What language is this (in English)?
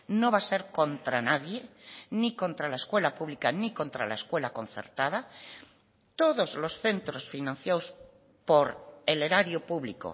Spanish